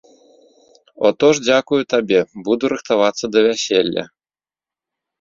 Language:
Belarusian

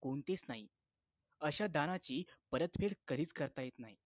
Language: Marathi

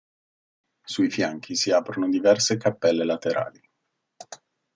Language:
Italian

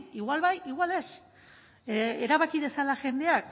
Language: Basque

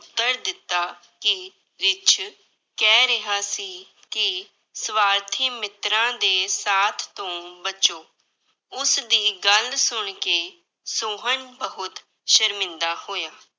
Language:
Punjabi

